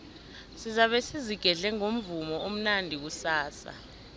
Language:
South Ndebele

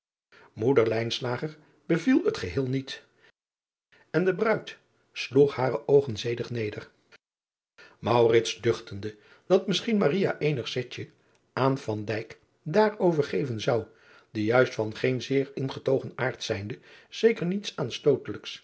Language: Dutch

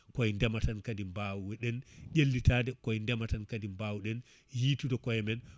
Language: Fula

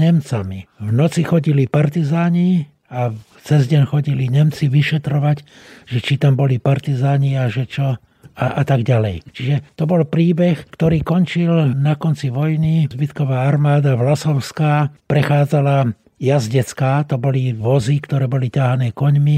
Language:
Slovak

